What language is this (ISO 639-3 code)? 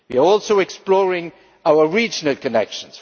eng